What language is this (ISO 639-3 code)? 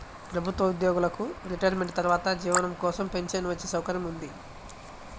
tel